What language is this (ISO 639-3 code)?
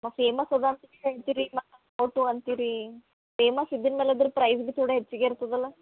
kan